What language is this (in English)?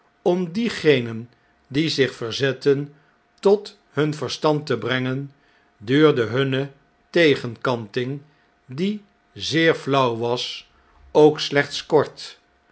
Dutch